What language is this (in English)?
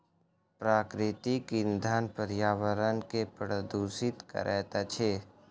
Maithili